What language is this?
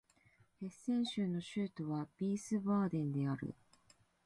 Japanese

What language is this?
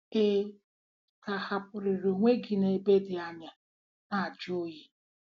Igbo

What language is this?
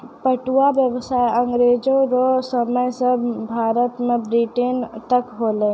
Maithili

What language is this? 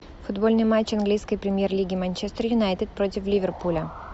Russian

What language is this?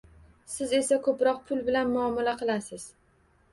Uzbek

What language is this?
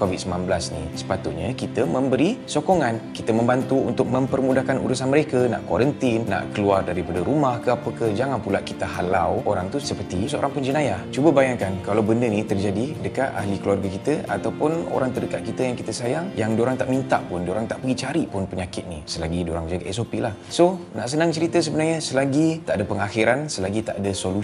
Malay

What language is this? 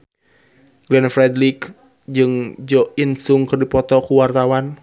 Sundanese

